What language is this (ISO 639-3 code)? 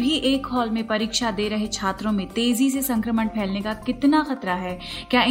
hin